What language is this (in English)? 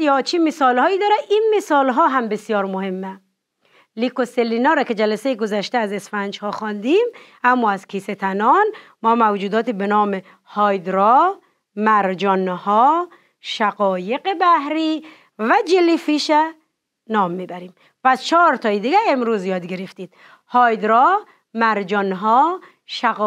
Persian